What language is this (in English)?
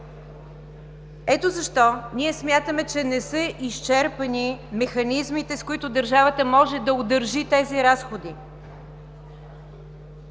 Bulgarian